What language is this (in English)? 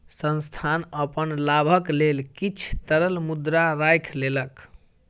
Maithili